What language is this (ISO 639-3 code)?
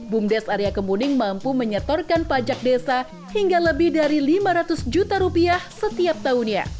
ind